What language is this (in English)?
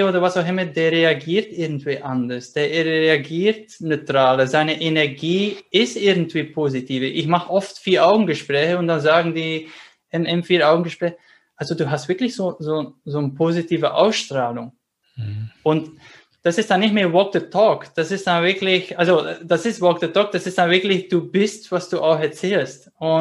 German